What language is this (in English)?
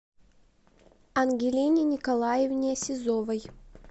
Russian